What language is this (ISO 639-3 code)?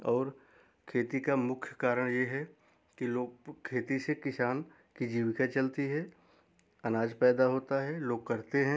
hin